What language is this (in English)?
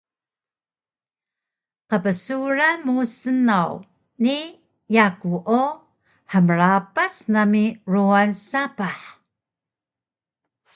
Taroko